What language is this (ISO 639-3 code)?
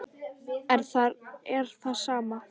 isl